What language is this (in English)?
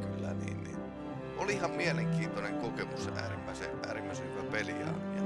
Japanese